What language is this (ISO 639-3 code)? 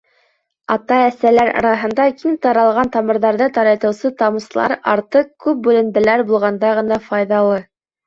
bak